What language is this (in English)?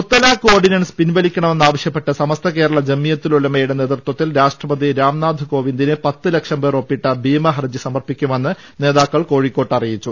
Malayalam